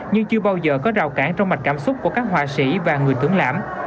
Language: Vietnamese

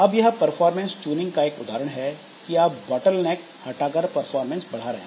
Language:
Hindi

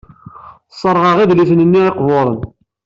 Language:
Kabyle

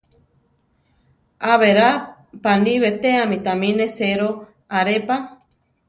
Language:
Central Tarahumara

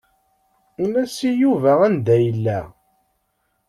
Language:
Kabyle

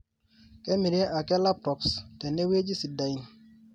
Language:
Masai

